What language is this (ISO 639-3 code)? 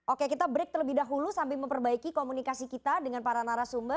ind